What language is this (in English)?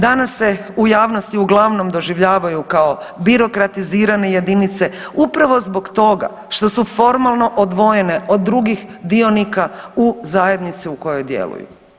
Croatian